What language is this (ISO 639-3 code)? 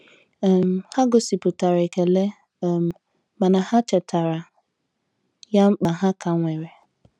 ibo